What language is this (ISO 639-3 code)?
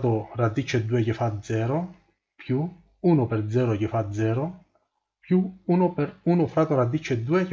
ita